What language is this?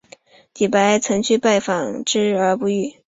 Chinese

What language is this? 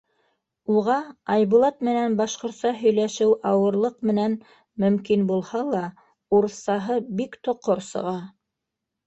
Bashkir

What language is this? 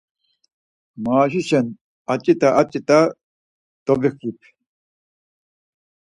Laz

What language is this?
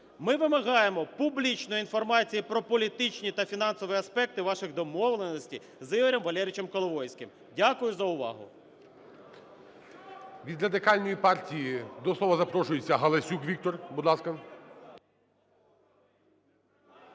Ukrainian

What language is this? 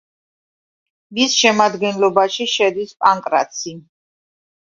Georgian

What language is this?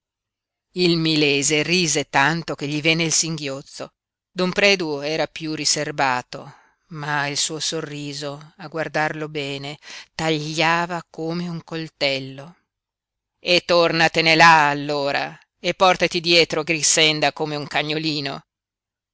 Italian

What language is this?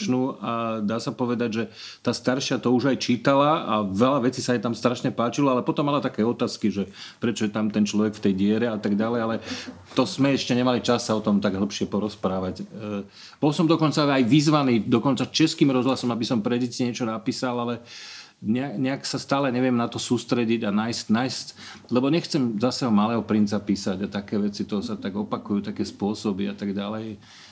Slovak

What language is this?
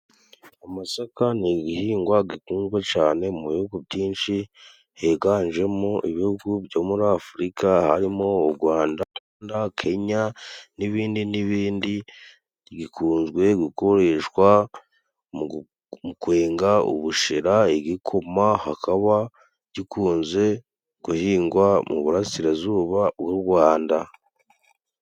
Kinyarwanda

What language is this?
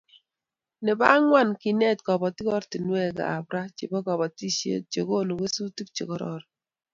Kalenjin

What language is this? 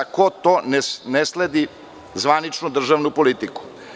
Serbian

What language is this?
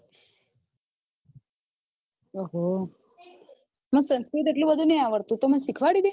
Gujarati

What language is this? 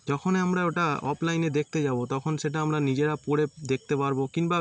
Bangla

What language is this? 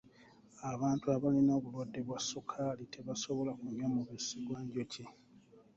Ganda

